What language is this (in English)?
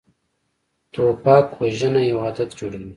Pashto